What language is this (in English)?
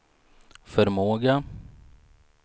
Swedish